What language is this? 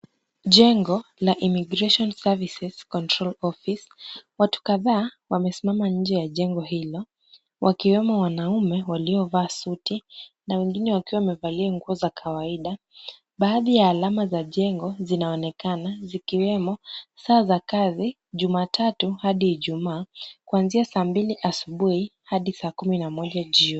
Swahili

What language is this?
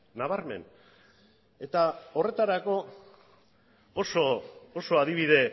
Basque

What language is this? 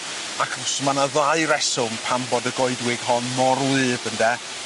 Welsh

